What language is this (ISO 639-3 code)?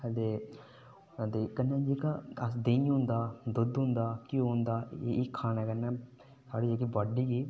doi